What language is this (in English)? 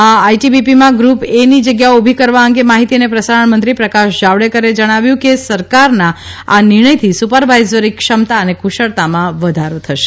Gujarati